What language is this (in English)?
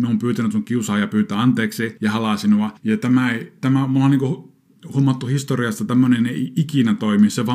Finnish